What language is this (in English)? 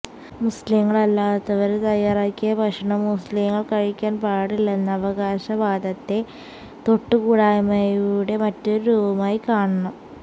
Malayalam